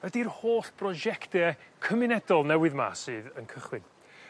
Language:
Welsh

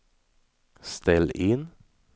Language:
Swedish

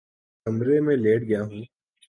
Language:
Urdu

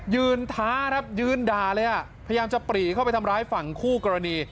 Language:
Thai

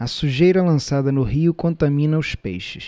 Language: Portuguese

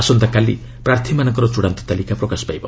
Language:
Odia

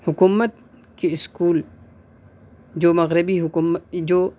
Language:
Urdu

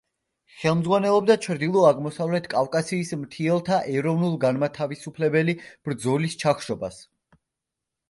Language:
Georgian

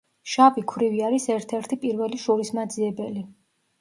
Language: Georgian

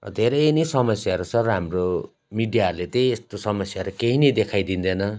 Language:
Nepali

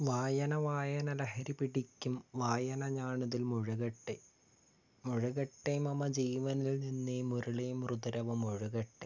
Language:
Malayalam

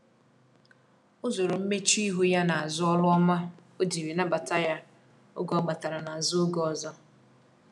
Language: Igbo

